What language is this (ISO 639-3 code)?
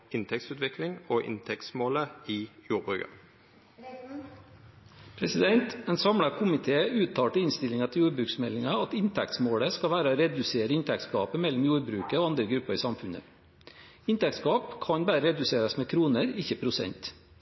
nor